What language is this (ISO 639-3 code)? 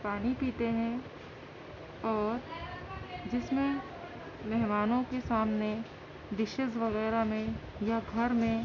urd